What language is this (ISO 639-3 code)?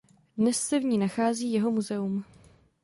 ces